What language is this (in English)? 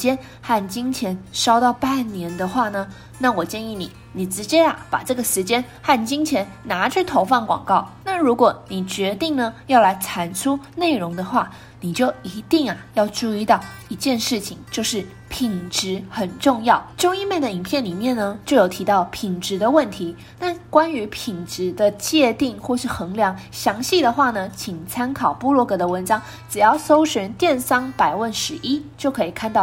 Chinese